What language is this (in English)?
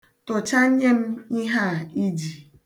Igbo